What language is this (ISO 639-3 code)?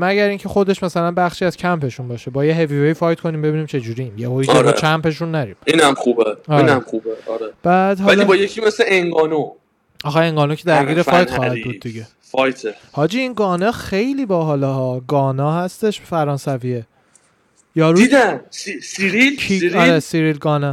fas